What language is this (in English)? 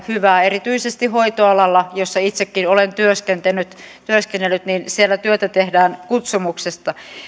Finnish